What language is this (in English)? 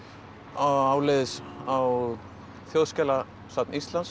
Icelandic